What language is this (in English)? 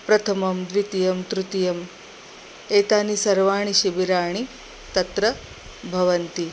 Sanskrit